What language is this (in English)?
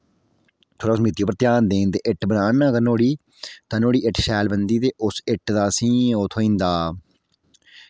Dogri